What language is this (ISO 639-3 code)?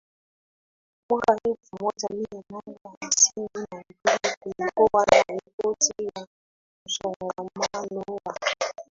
swa